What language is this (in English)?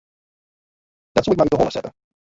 Western Frisian